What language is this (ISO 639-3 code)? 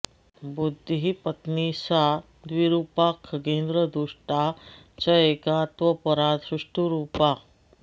san